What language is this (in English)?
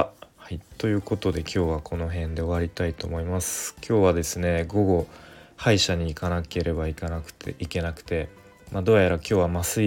Japanese